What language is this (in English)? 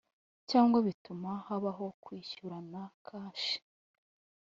Kinyarwanda